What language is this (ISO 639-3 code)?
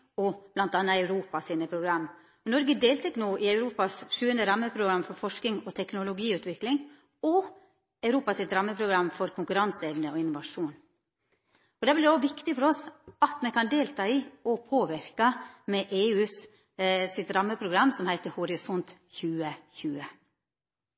nno